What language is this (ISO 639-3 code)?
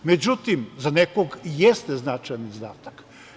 srp